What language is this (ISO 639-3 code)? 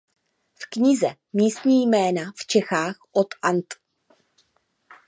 ces